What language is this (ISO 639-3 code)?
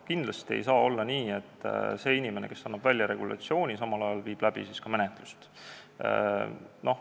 est